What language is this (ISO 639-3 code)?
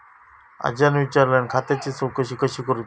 mar